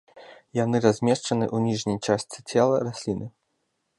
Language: Belarusian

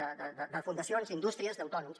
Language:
Catalan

